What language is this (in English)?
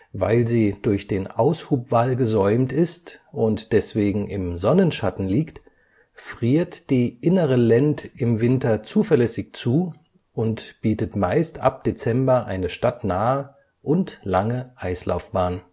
German